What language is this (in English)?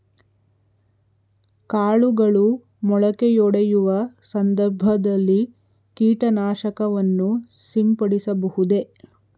Kannada